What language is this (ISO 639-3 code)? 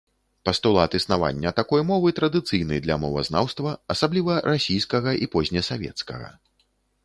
bel